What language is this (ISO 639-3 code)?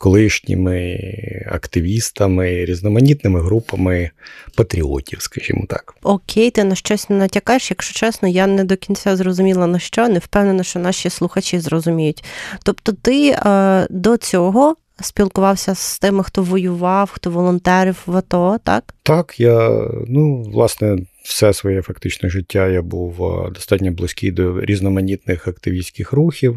ukr